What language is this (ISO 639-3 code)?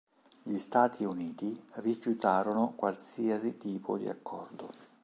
ita